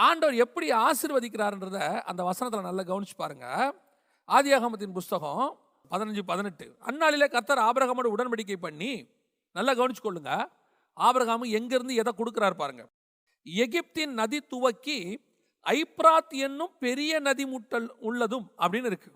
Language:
Tamil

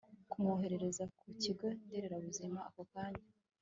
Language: Kinyarwanda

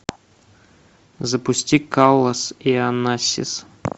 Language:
Russian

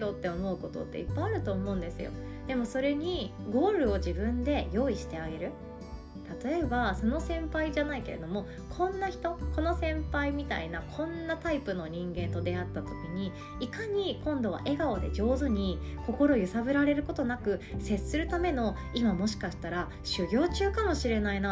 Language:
Japanese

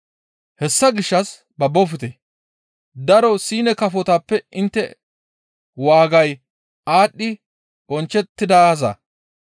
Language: Gamo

